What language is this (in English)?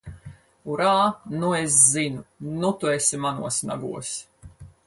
Latvian